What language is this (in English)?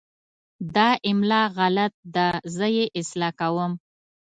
Pashto